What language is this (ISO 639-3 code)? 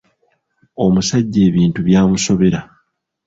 lug